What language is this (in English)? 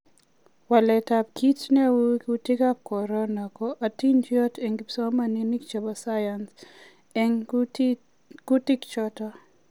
Kalenjin